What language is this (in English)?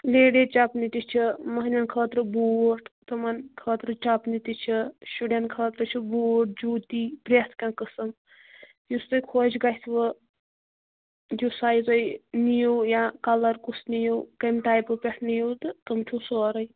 Kashmiri